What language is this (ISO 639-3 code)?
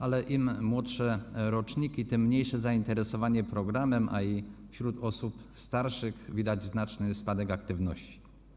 pol